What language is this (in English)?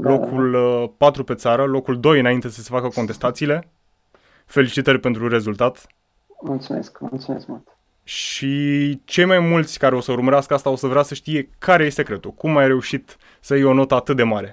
Romanian